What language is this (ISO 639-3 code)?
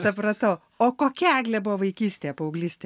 lit